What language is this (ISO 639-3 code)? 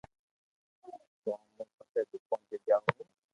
lrk